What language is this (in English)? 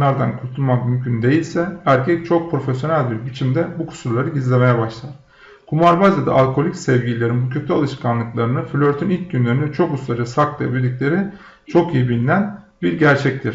Turkish